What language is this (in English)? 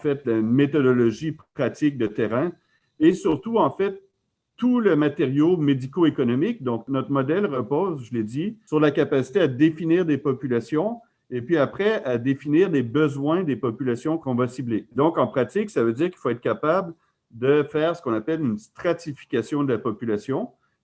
French